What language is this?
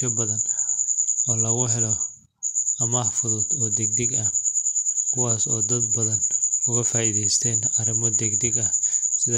Somali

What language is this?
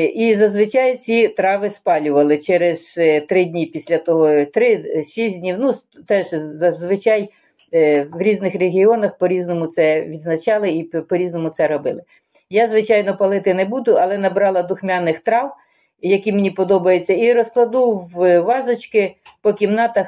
Ukrainian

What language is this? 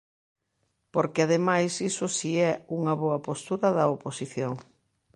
Galician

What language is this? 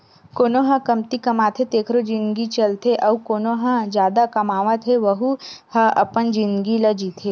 Chhattisgarhi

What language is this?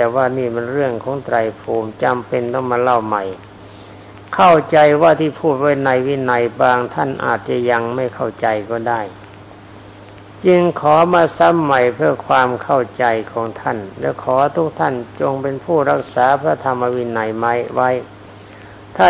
Thai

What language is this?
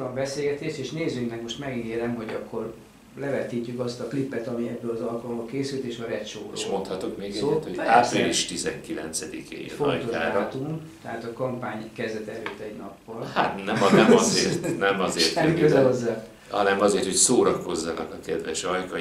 Hungarian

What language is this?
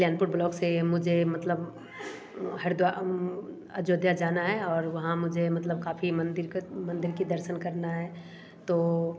Hindi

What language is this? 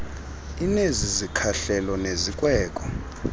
Xhosa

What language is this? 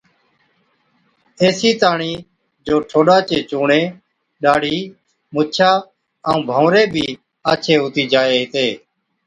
Od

